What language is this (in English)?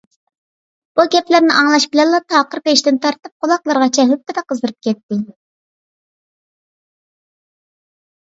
Uyghur